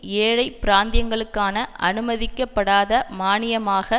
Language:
Tamil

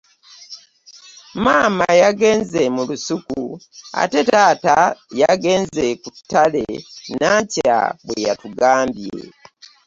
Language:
Ganda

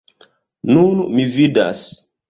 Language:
Esperanto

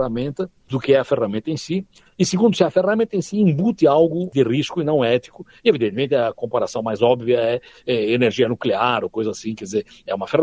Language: Portuguese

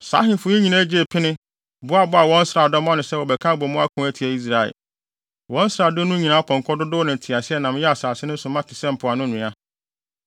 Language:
Akan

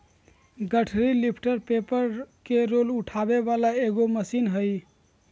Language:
Magahi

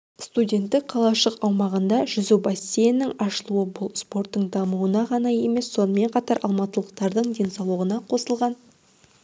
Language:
Kazakh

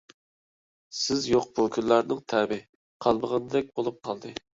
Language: Uyghur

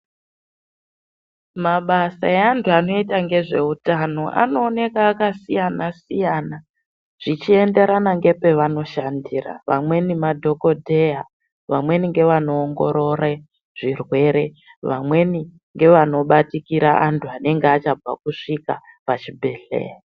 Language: Ndau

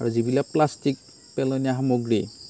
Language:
Assamese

